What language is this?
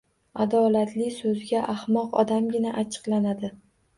Uzbek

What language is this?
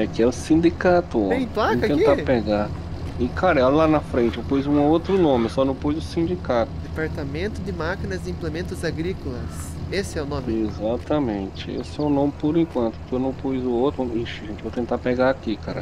Portuguese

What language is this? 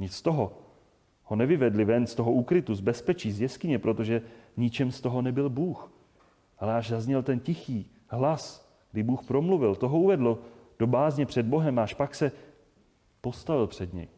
Czech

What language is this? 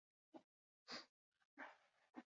Basque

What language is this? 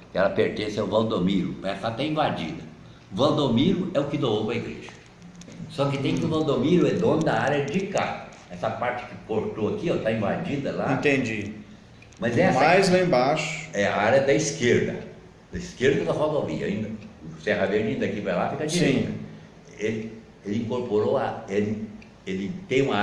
Portuguese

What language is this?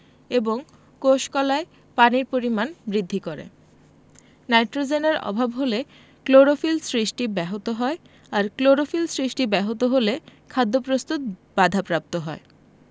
Bangla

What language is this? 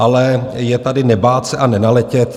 Czech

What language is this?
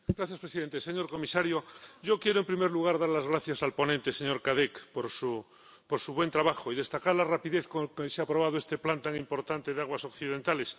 Spanish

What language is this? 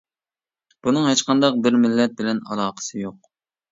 Uyghur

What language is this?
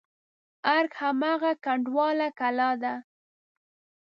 Pashto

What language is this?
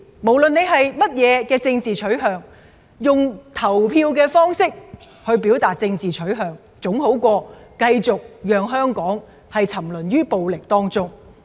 Cantonese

